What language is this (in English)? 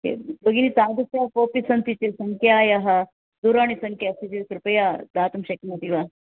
Sanskrit